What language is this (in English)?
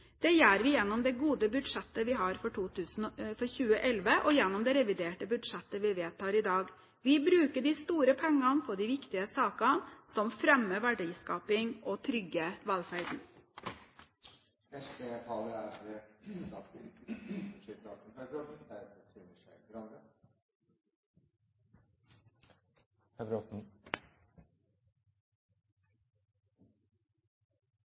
Norwegian Bokmål